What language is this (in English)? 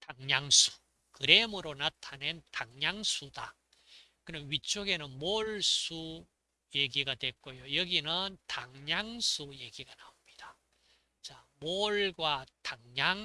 Korean